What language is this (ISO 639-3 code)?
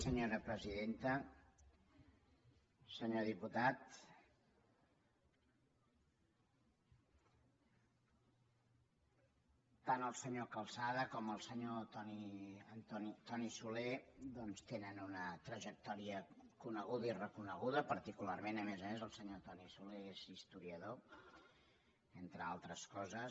cat